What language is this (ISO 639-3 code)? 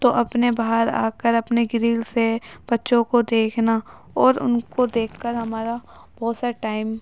urd